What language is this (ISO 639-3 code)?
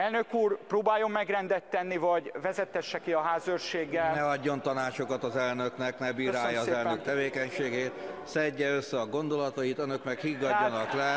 hun